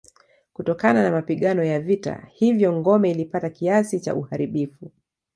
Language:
Swahili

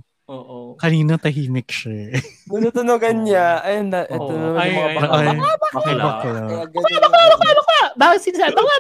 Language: Filipino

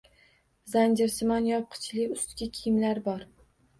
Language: Uzbek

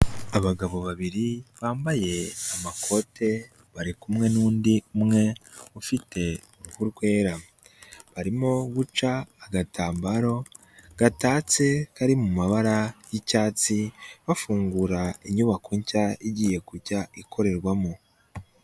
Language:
Kinyarwanda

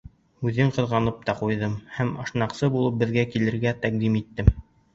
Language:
Bashkir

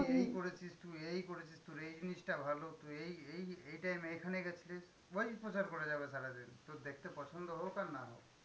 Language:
Bangla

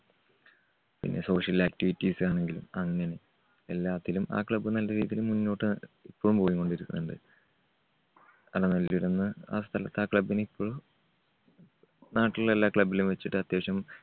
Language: Malayalam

